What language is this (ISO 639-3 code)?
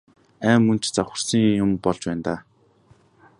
mon